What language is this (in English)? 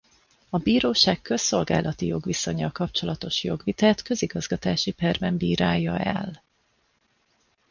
Hungarian